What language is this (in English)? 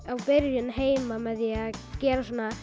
Icelandic